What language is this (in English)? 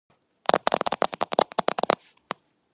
Georgian